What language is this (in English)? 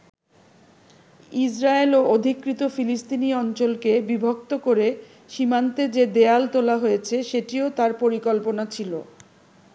Bangla